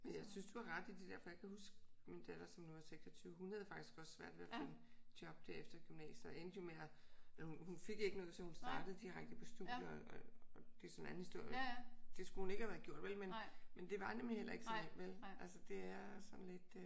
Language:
Danish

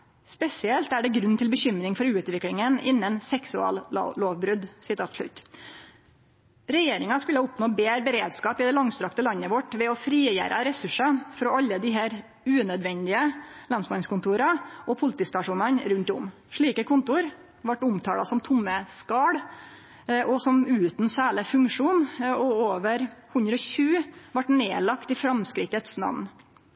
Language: Norwegian Nynorsk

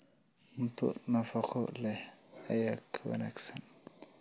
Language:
Somali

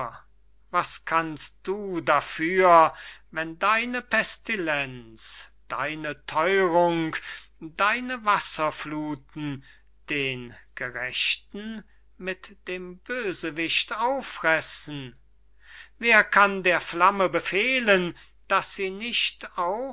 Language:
German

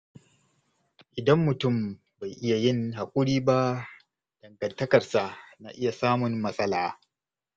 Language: Hausa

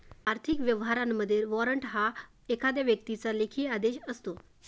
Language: Marathi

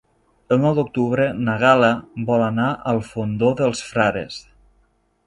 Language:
Catalan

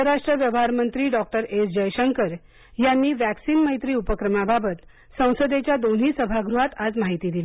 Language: Marathi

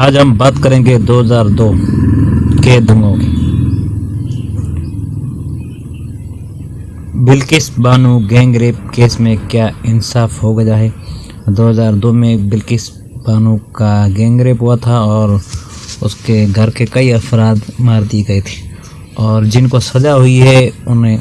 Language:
Hindi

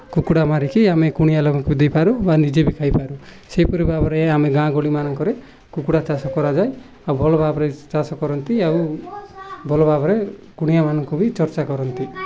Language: Odia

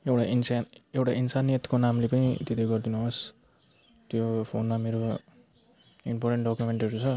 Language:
Nepali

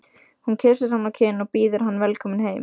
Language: Icelandic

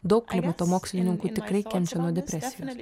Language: Lithuanian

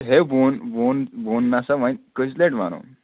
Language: Kashmiri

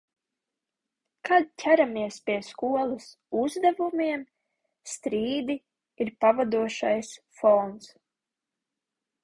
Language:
Latvian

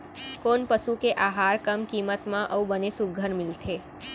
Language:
Chhattisgarhi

